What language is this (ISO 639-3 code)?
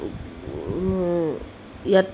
asm